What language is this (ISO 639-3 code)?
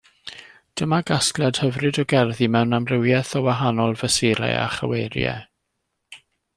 cym